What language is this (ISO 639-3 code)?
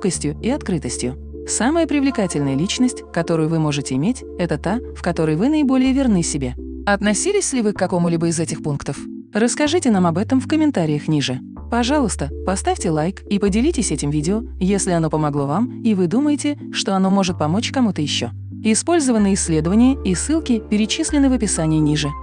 rus